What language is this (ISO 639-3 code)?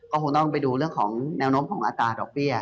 tha